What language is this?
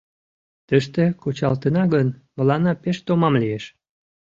Mari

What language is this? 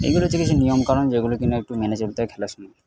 Bangla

